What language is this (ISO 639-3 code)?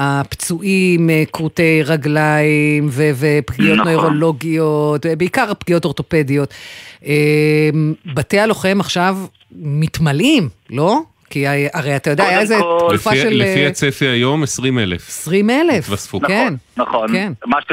heb